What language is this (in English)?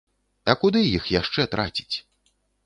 Belarusian